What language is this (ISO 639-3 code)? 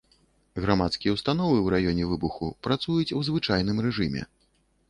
bel